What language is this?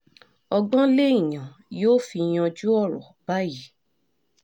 Yoruba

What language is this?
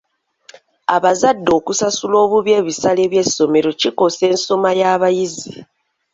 Ganda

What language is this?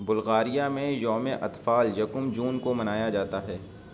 Urdu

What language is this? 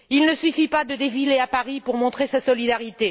French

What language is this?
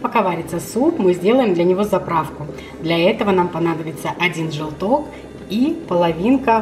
Russian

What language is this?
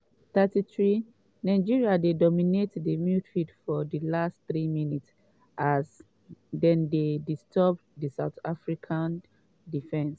Nigerian Pidgin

